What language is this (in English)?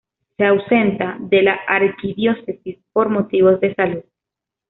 Spanish